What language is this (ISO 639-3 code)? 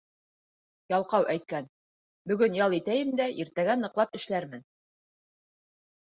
bak